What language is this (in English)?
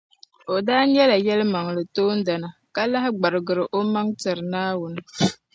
Dagbani